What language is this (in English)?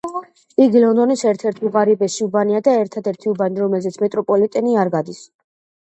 Georgian